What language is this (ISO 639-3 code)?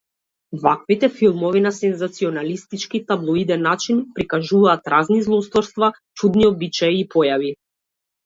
mkd